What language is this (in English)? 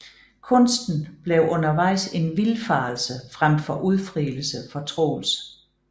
Danish